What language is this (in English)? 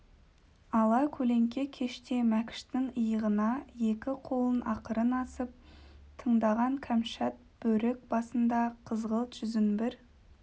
Kazakh